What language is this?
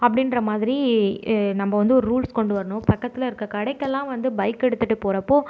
Tamil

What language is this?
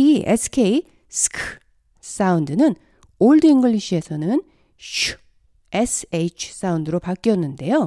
Korean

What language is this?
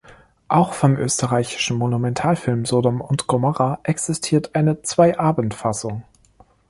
German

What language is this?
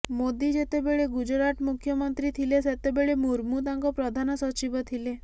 Odia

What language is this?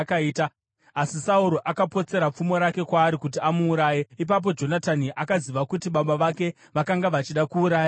Shona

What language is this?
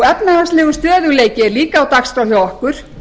Icelandic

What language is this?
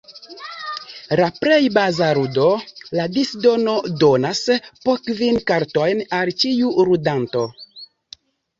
Esperanto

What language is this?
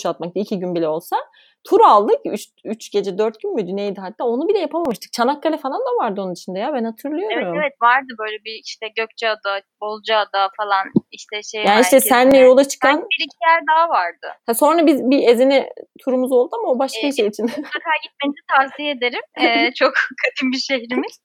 Turkish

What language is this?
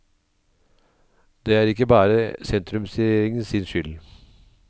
Norwegian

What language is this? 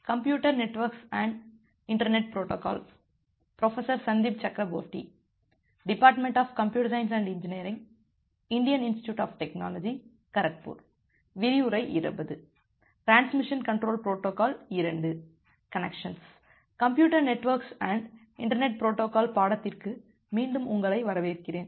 Tamil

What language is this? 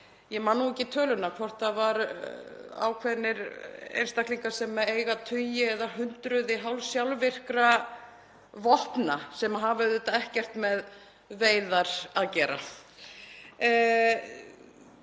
Icelandic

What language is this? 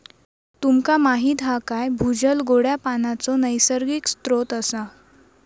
Marathi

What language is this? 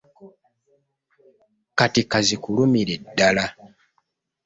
Ganda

